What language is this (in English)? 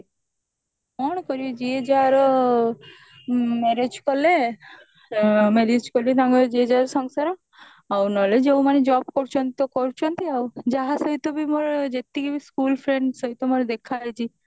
Odia